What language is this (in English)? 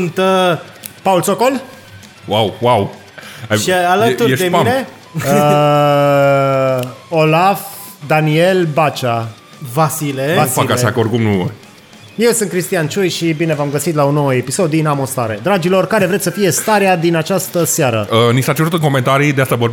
Romanian